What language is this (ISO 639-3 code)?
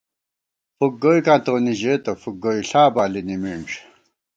gwt